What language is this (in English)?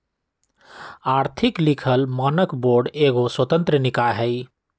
Magahi